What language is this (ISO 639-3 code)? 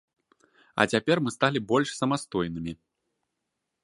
bel